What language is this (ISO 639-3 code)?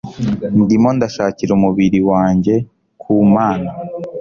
kin